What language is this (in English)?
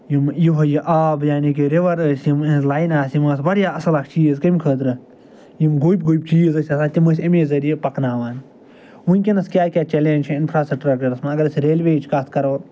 Kashmiri